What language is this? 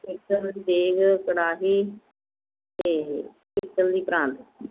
Punjabi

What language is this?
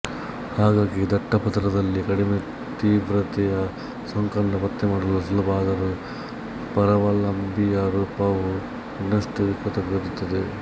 Kannada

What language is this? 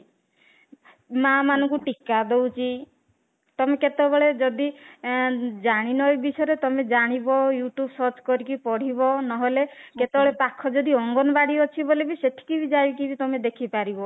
Odia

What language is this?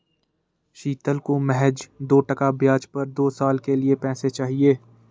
Hindi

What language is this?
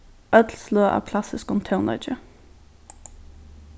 Faroese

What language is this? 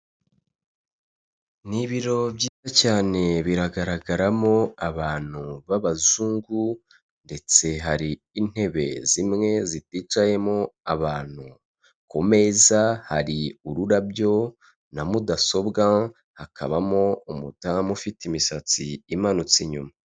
Kinyarwanda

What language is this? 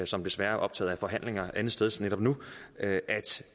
Danish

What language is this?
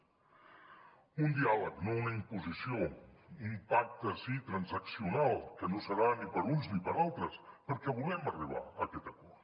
Catalan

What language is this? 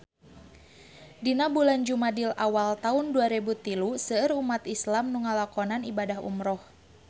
Sundanese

